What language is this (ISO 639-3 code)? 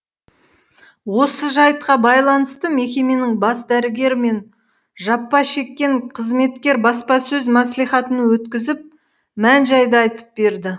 kaz